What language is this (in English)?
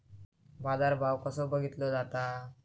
Marathi